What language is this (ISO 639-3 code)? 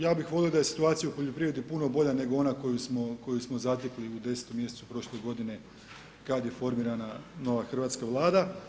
hrv